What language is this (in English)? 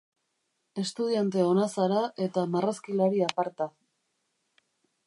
Basque